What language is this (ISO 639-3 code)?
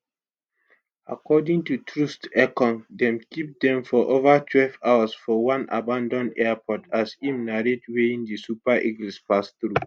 pcm